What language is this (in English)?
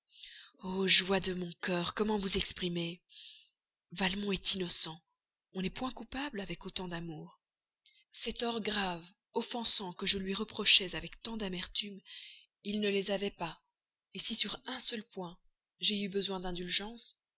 French